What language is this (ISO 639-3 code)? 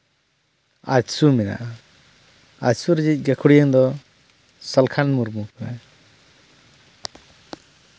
sat